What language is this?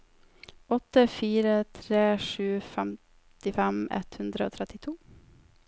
Norwegian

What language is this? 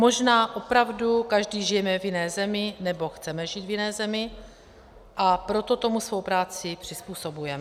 Czech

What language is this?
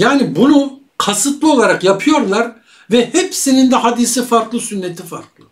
Turkish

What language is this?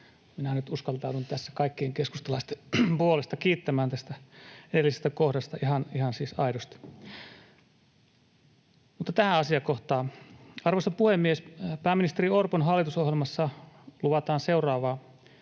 Finnish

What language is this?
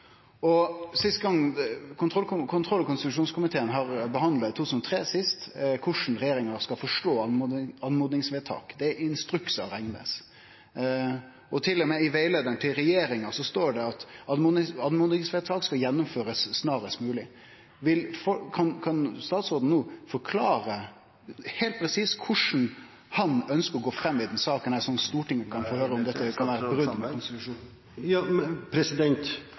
Norwegian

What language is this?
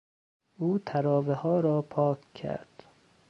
Persian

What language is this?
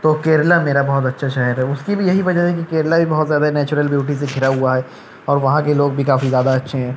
Urdu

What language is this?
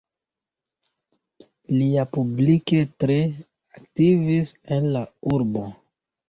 Esperanto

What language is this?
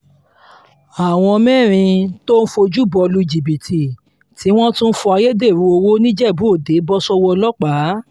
Yoruba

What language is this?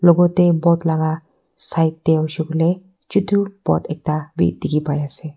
Naga Pidgin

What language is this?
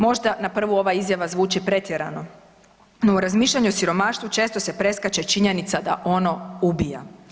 Croatian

